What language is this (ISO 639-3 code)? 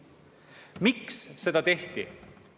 est